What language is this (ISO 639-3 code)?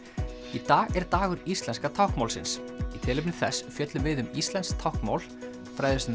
isl